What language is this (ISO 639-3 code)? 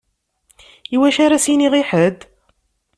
kab